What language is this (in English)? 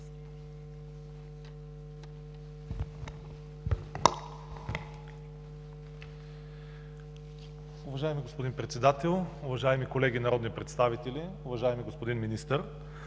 Bulgarian